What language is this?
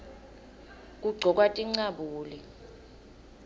Swati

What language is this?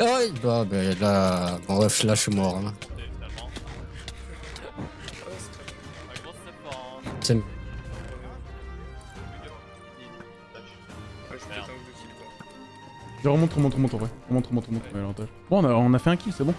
French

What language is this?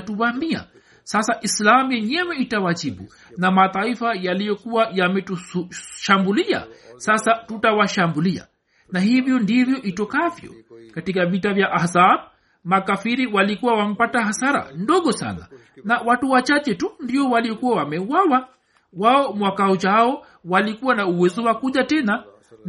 Swahili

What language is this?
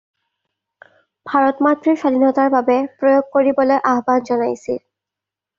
Assamese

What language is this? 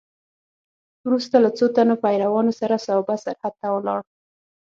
Pashto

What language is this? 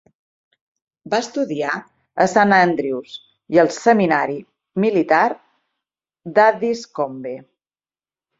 Catalan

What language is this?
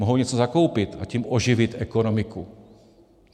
Czech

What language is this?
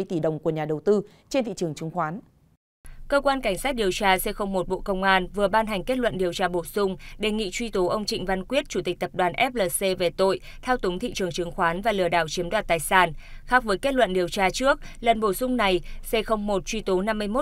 Vietnamese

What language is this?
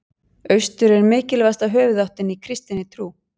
Icelandic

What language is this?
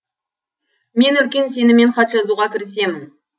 Kazakh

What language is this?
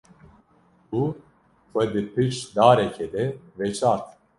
Kurdish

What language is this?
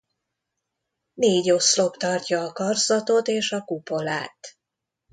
Hungarian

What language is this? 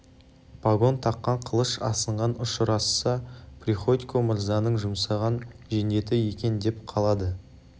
Kazakh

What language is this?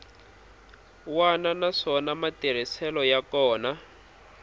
Tsonga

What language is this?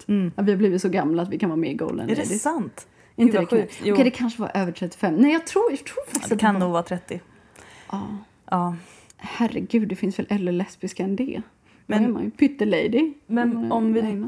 Swedish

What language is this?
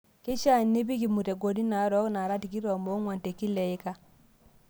Masai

